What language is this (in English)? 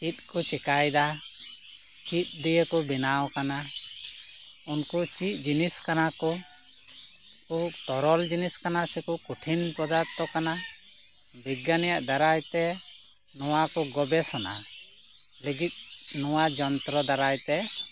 Santali